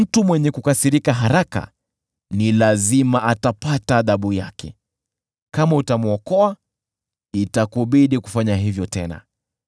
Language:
Swahili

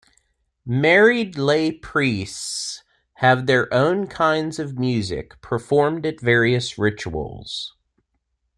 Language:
English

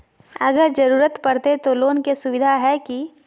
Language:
Magahi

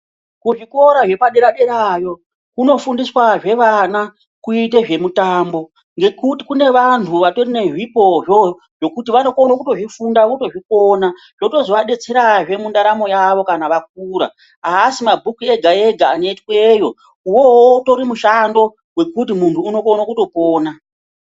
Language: Ndau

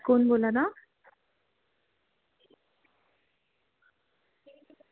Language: Dogri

